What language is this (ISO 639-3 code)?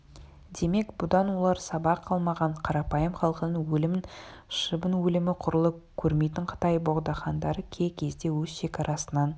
kaz